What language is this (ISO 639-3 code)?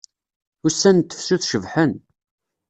kab